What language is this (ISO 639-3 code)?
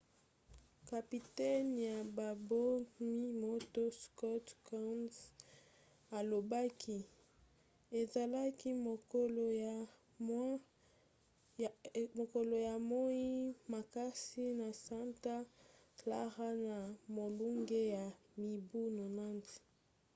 lin